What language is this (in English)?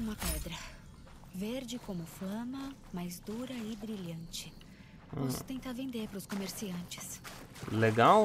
Portuguese